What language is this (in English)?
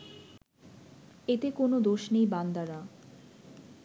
Bangla